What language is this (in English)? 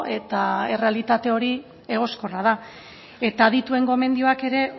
Basque